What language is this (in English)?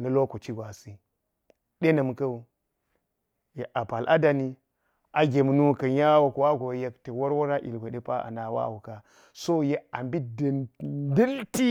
Geji